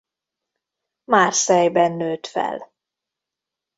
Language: Hungarian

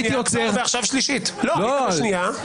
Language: Hebrew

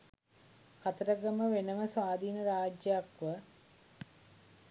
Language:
Sinhala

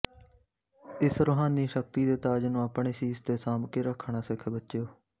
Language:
Punjabi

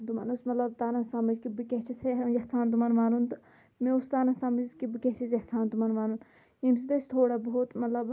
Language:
Kashmiri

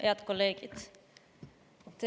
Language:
Estonian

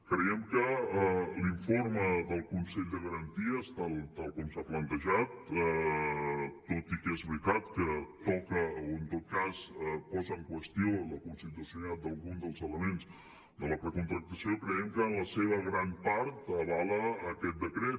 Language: Catalan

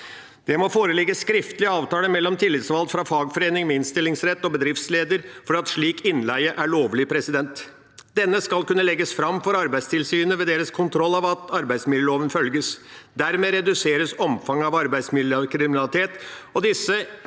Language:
Norwegian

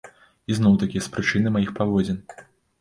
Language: Belarusian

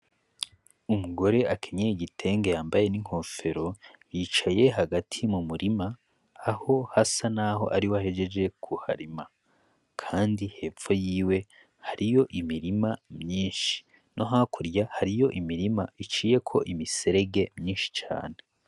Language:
Rundi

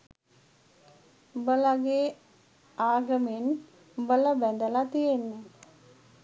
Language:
Sinhala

